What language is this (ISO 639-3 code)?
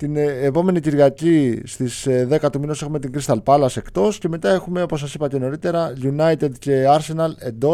ell